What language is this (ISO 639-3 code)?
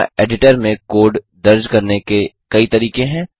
hin